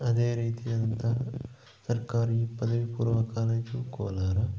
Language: Kannada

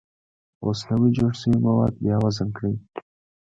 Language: Pashto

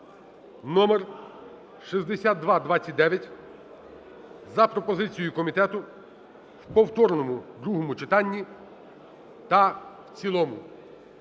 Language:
Ukrainian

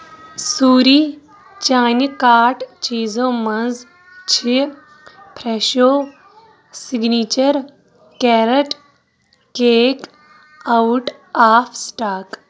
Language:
Kashmiri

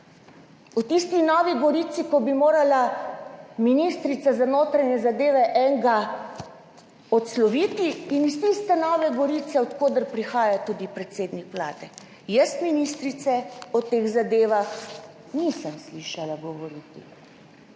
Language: Slovenian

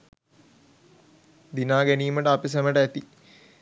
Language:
Sinhala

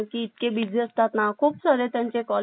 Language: Marathi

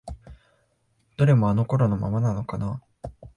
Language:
Japanese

